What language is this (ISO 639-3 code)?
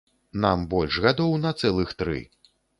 bel